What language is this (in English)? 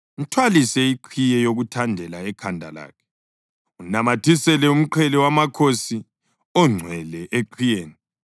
North Ndebele